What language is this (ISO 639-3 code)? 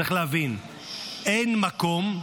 heb